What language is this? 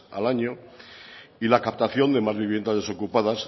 Spanish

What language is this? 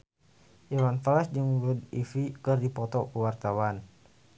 Sundanese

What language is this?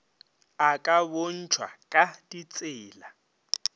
Northern Sotho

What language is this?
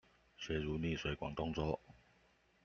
Chinese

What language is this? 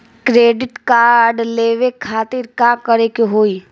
Bhojpuri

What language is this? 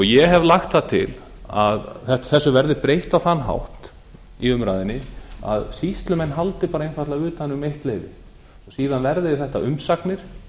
Icelandic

